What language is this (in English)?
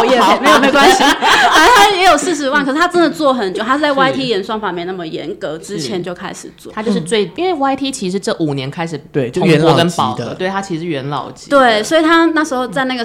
Chinese